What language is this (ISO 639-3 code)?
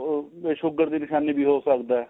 pan